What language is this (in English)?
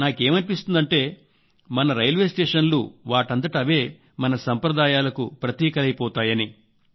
Telugu